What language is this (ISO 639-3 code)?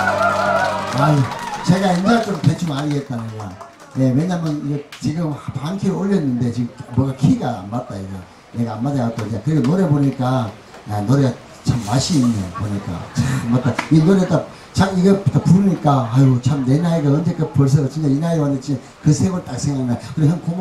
kor